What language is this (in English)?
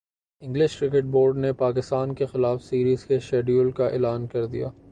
Urdu